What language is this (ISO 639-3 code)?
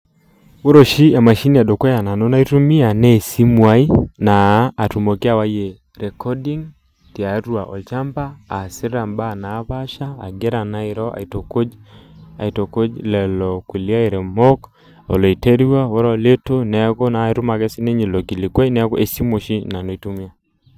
mas